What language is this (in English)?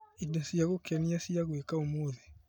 Kikuyu